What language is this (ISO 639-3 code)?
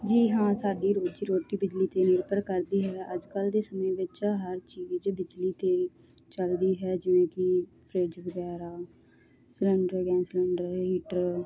pan